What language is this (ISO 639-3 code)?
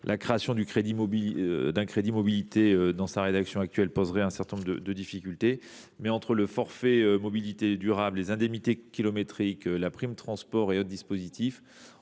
fra